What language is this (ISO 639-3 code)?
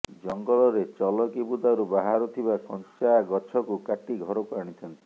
ori